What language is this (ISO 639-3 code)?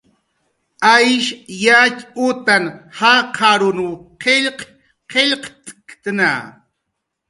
jqr